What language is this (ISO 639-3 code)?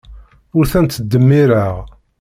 kab